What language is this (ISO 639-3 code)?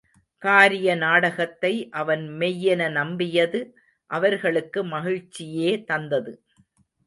tam